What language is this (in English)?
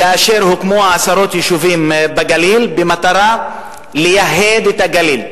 Hebrew